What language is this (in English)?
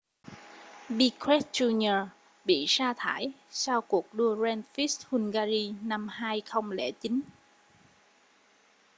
Vietnamese